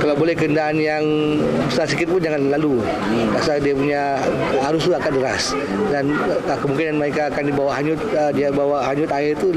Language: Malay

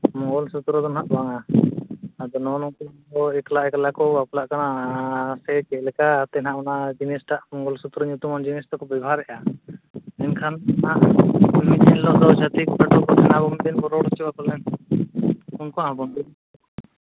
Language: Santali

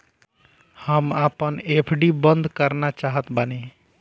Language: Bhojpuri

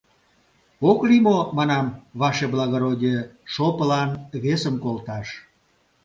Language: Mari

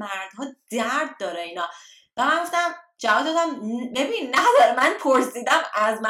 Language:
Persian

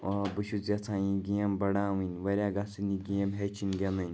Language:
Kashmiri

